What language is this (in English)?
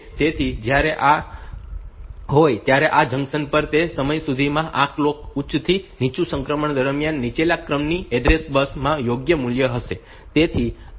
Gujarati